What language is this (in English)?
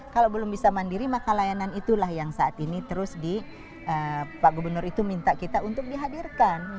Indonesian